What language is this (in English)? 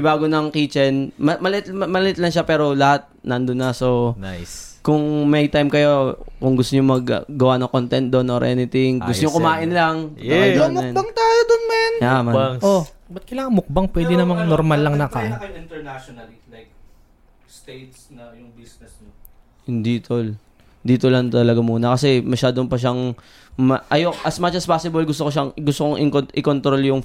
Filipino